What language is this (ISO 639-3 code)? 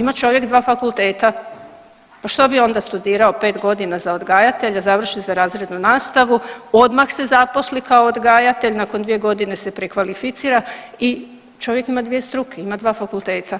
hrv